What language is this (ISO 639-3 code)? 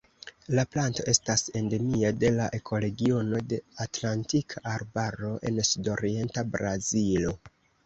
epo